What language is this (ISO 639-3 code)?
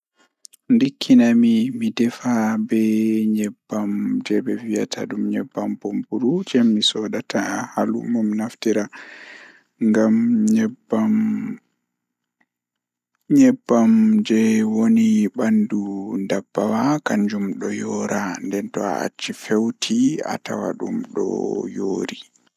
ful